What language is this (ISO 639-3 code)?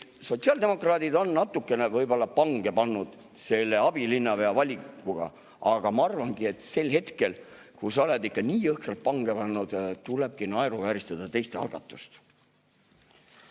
est